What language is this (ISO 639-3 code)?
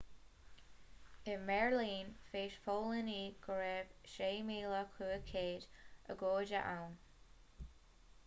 gle